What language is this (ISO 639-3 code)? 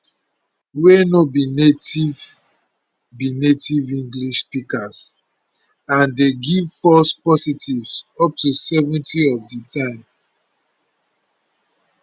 pcm